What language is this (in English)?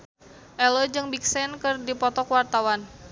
Sundanese